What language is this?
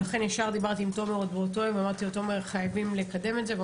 Hebrew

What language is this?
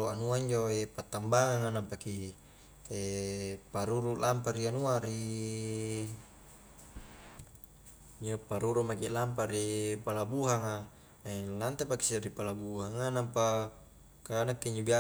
Highland Konjo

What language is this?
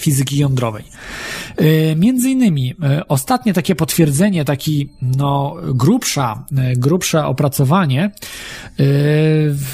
Polish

